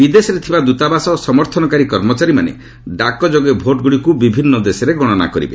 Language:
Odia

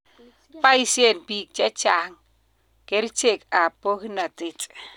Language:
Kalenjin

